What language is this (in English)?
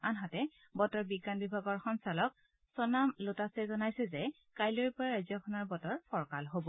Assamese